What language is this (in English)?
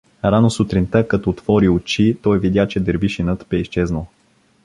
Bulgarian